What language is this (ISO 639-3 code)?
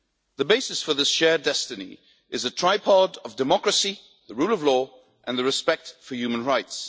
eng